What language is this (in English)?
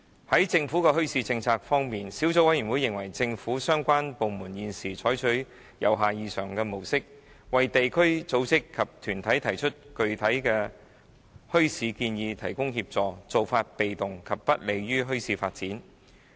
Cantonese